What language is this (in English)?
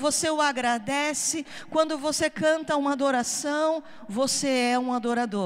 Portuguese